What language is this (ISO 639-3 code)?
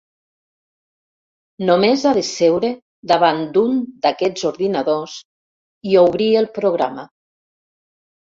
cat